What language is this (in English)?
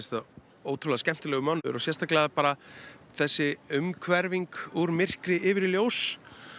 Icelandic